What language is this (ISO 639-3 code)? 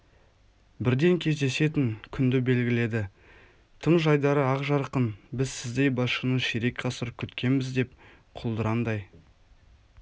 kaz